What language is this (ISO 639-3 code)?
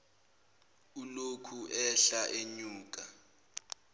zul